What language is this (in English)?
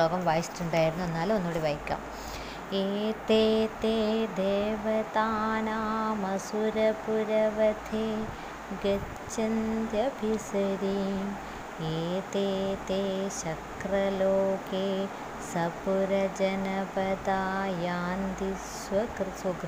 Malayalam